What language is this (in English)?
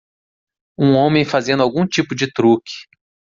Portuguese